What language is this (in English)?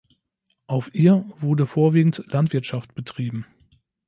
German